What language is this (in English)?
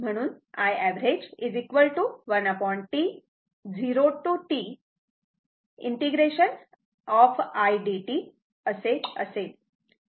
Marathi